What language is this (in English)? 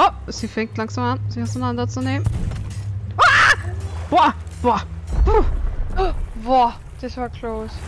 German